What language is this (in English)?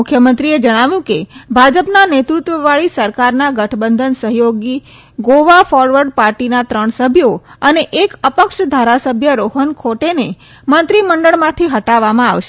Gujarati